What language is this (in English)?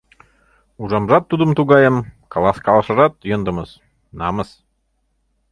Mari